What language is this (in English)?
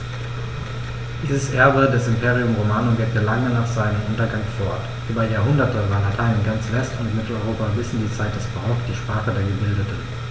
German